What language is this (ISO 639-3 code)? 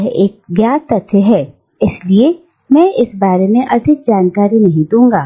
hin